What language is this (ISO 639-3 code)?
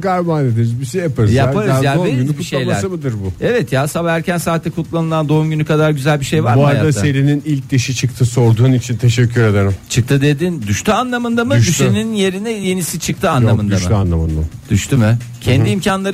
tur